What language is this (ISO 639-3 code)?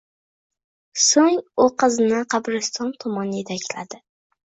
uzb